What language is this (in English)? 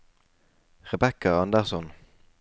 Norwegian